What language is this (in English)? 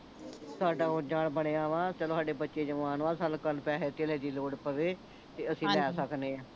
Punjabi